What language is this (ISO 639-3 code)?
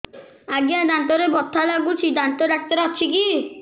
ori